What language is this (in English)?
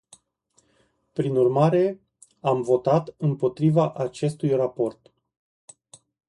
Romanian